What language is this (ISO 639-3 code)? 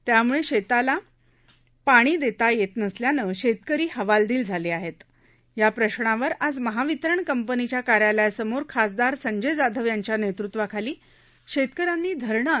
mar